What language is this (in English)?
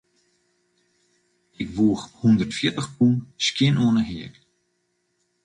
Western Frisian